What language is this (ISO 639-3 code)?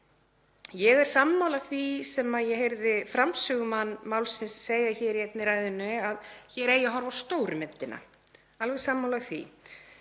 isl